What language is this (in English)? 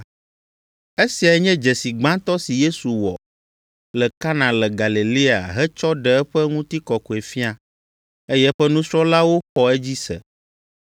Ewe